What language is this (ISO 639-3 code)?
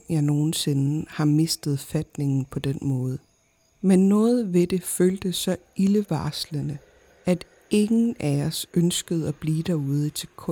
dan